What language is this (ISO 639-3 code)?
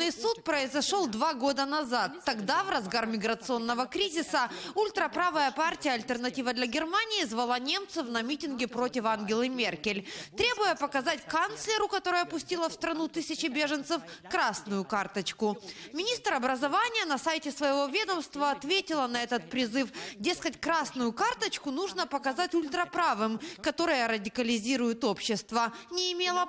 rus